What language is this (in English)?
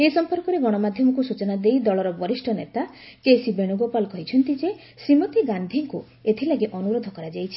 Odia